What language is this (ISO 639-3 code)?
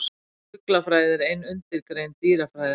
isl